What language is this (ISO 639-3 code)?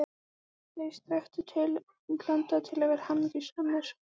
isl